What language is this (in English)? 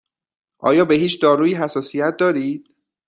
Persian